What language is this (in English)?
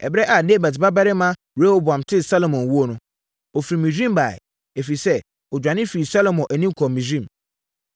Akan